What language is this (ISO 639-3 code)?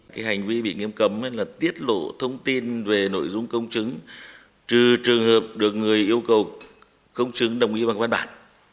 vie